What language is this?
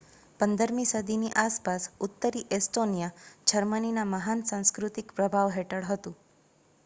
Gujarati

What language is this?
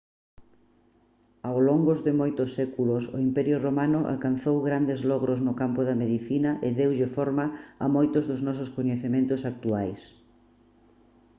Galician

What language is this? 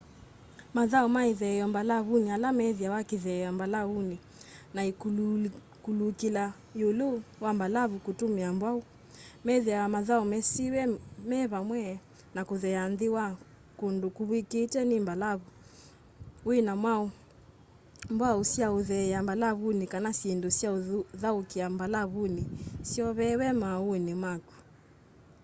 Kamba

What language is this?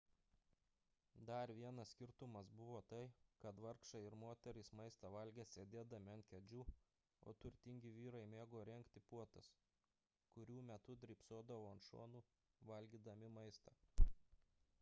Lithuanian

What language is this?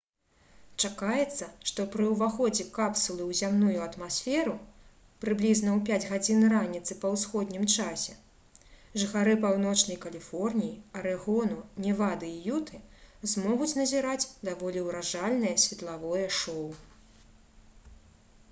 Belarusian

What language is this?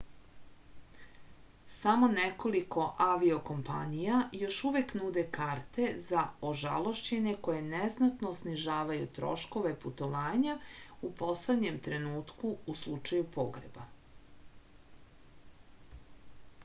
Serbian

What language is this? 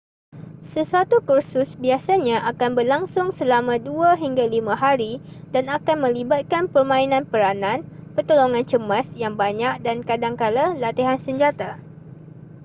Malay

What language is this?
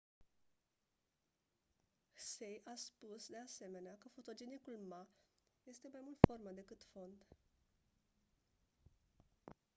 Romanian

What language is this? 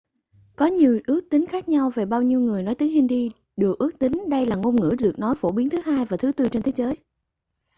Vietnamese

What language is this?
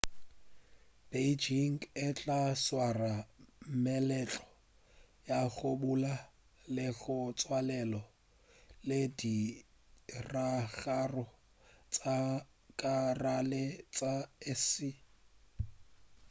Northern Sotho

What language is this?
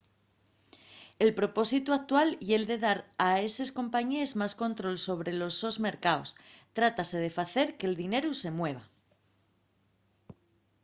Asturian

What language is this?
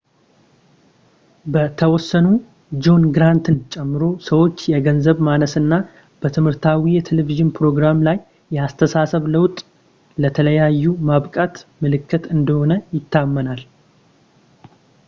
Amharic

